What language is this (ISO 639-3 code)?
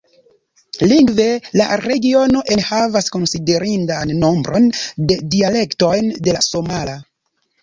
epo